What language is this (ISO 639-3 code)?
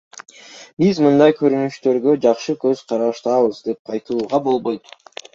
kir